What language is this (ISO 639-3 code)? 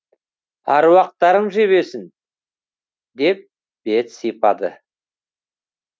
kaz